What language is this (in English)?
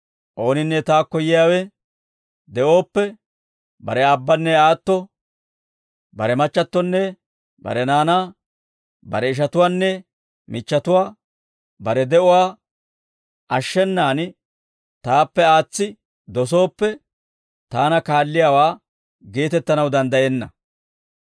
Dawro